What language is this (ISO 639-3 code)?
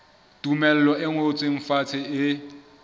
sot